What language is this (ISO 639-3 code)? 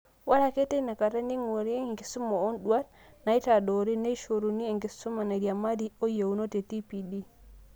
mas